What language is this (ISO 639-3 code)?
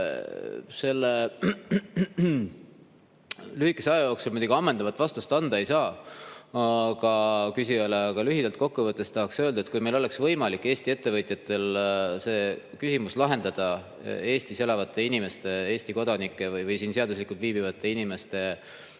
est